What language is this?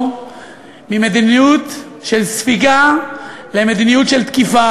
Hebrew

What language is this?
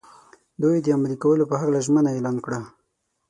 Pashto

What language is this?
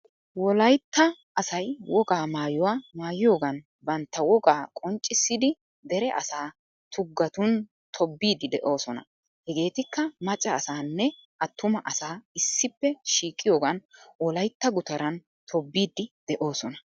Wolaytta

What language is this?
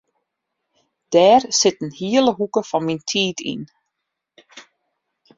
Western Frisian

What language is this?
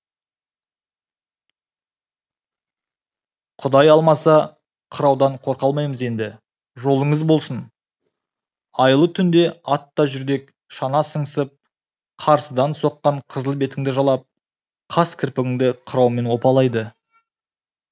Kazakh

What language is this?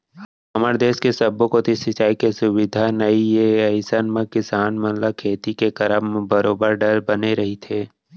Chhattisgarhi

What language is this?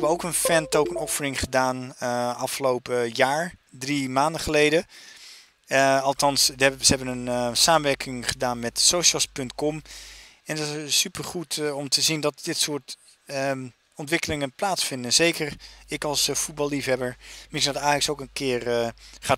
Dutch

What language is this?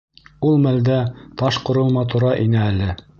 Bashkir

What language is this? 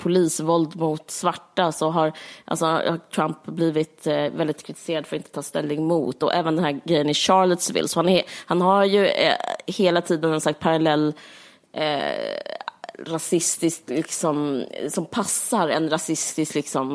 Swedish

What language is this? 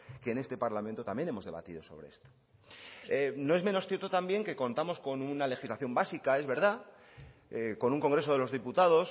Spanish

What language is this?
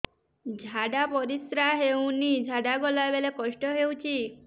Odia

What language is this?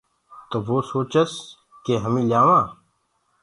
Gurgula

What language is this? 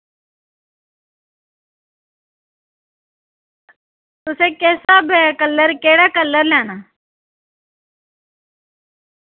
Dogri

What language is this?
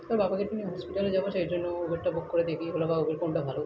Bangla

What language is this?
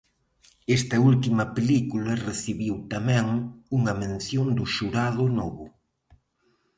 Galician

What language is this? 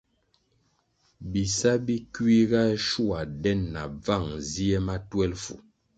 Kwasio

